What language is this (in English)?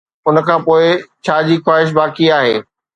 Sindhi